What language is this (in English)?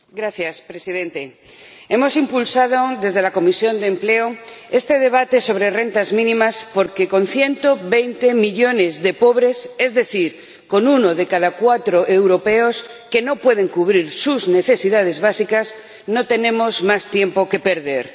Spanish